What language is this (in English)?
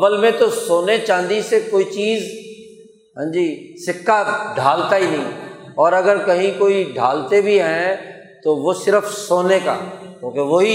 Urdu